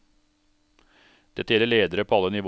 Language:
Norwegian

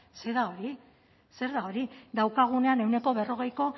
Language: Basque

